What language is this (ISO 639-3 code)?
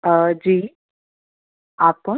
urd